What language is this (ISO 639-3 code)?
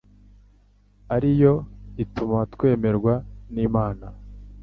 kin